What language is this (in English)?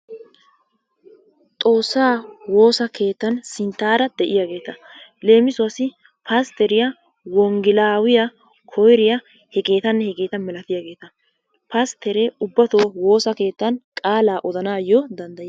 Wolaytta